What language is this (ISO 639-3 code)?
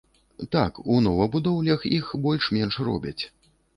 bel